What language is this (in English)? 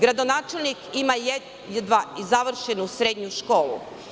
Serbian